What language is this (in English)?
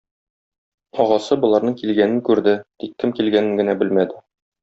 Tatar